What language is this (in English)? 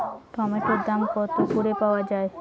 Bangla